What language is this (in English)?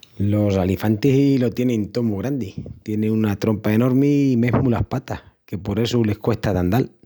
Extremaduran